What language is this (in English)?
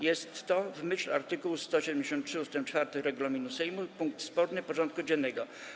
Polish